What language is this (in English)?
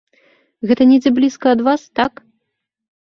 Belarusian